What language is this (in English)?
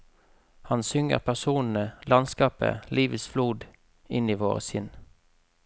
Norwegian